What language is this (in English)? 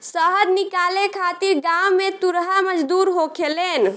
Bhojpuri